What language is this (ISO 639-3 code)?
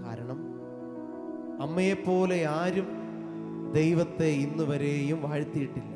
mal